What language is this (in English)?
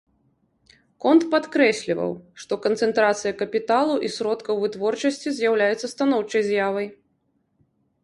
Belarusian